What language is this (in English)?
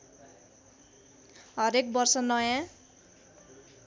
Nepali